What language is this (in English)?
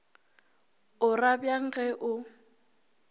Northern Sotho